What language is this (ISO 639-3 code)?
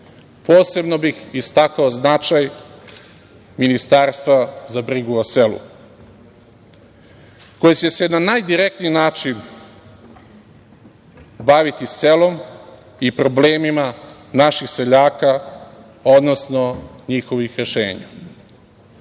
srp